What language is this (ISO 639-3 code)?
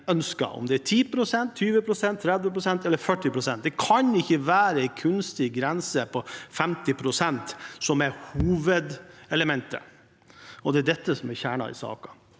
nor